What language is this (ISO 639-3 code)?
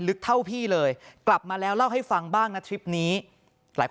tha